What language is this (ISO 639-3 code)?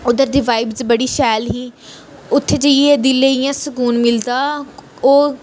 doi